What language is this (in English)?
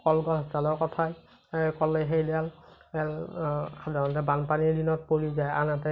Assamese